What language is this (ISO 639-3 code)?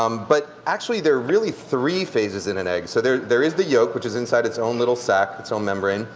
eng